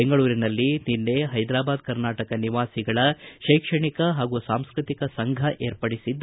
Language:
Kannada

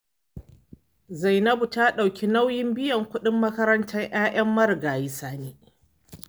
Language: Hausa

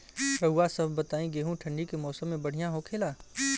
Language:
Bhojpuri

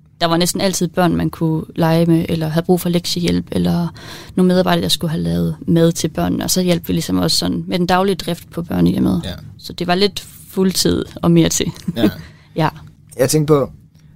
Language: Danish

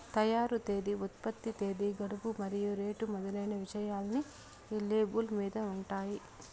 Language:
Telugu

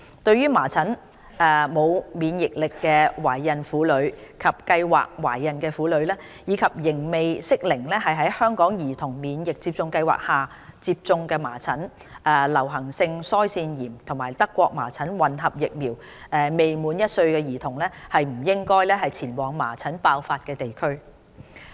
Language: Cantonese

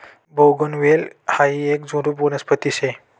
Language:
Marathi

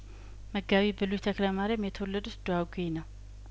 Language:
Amharic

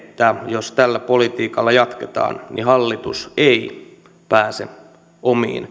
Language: Finnish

